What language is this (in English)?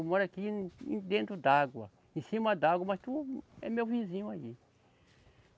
Portuguese